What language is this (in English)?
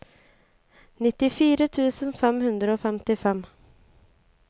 Norwegian